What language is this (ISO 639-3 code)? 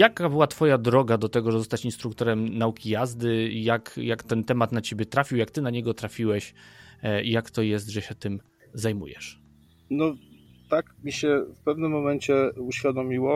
pol